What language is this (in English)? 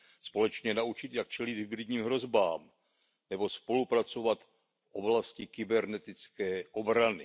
Czech